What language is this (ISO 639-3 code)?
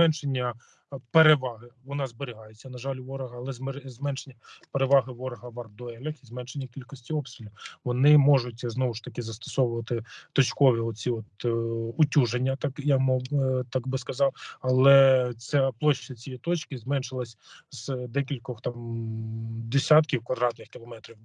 ukr